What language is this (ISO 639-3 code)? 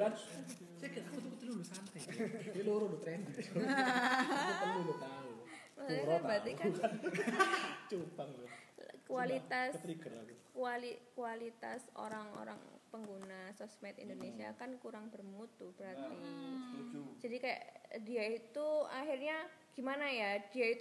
ind